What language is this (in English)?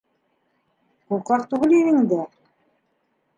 Bashkir